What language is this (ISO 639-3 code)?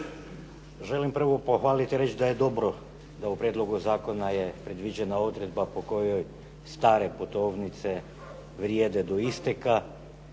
hrv